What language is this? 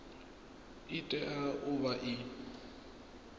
Venda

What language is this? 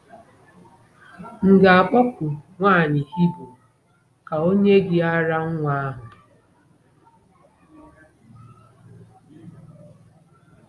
Igbo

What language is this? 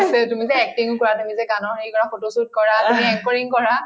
Assamese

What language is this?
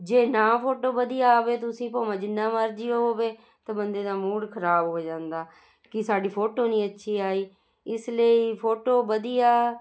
Punjabi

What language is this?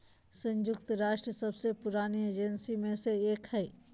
Magahi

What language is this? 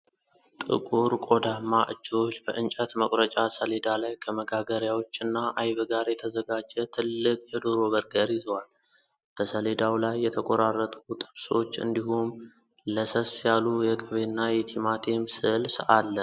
Amharic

